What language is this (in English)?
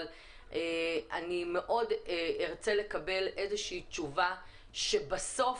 Hebrew